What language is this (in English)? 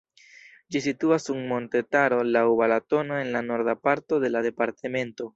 Esperanto